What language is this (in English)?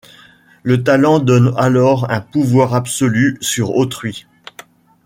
French